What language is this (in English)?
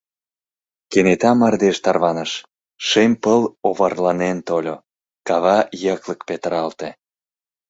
Mari